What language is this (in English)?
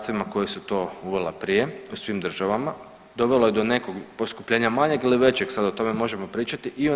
Croatian